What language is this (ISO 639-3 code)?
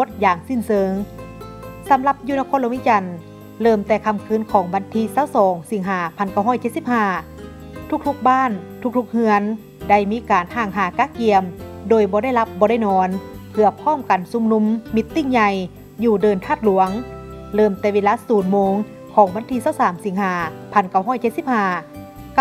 tha